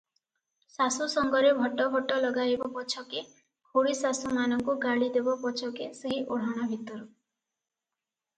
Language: Odia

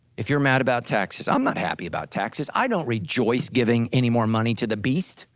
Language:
English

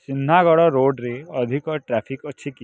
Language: Odia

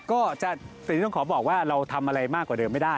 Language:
Thai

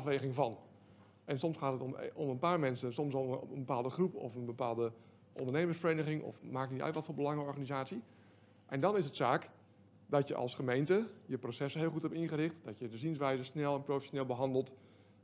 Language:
Dutch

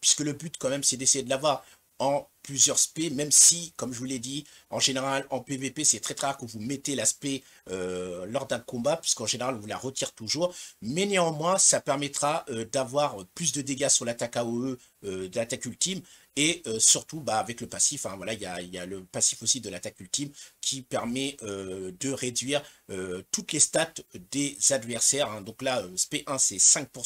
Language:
French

